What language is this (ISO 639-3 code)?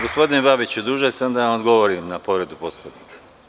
srp